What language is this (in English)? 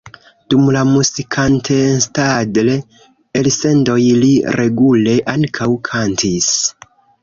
Esperanto